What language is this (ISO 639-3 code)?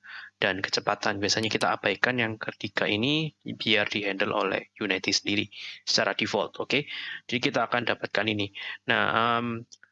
ind